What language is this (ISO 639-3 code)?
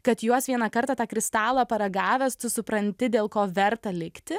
lit